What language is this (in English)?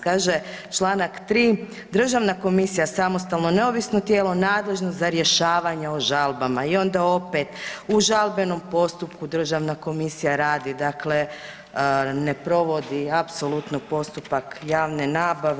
Croatian